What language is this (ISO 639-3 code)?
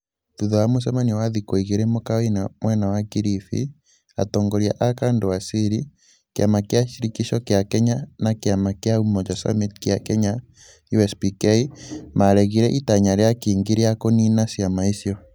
kik